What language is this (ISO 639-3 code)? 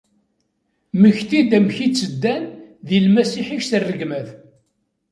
kab